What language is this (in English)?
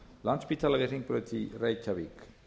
Icelandic